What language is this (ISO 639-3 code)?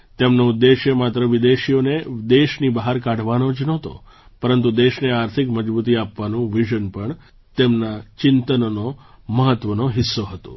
guj